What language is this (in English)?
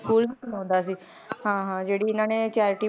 Punjabi